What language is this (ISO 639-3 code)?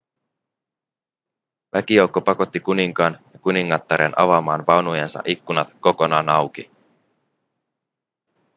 fin